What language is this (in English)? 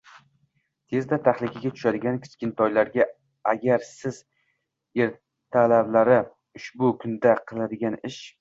Uzbek